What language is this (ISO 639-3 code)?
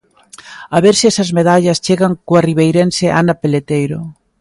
glg